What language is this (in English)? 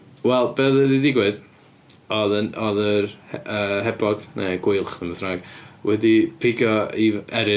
Welsh